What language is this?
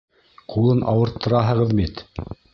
Bashkir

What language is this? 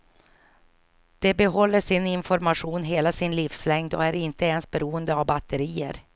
Swedish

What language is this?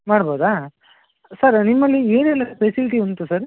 Kannada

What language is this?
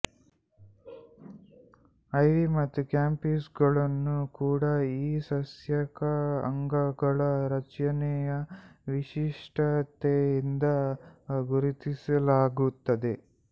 Kannada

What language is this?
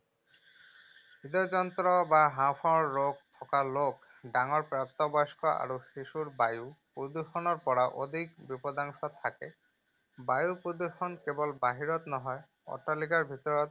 Assamese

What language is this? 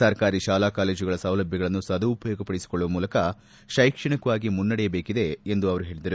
Kannada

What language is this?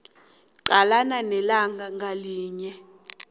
South Ndebele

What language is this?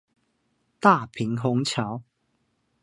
Chinese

